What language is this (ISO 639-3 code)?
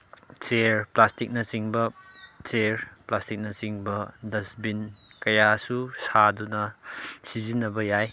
mni